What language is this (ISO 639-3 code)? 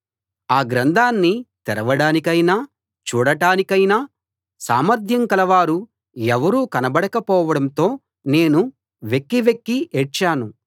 tel